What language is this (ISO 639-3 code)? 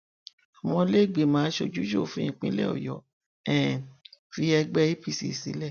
yor